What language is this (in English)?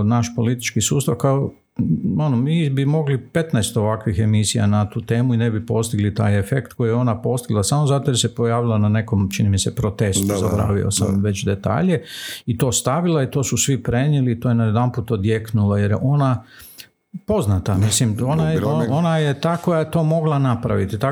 Croatian